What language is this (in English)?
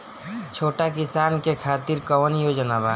Bhojpuri